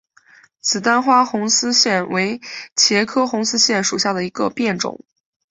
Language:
Chinese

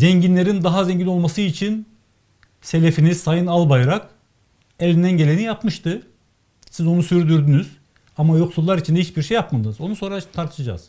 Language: Turkish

